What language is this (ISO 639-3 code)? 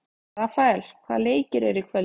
isl